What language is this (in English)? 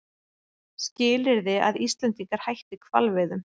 Icelandic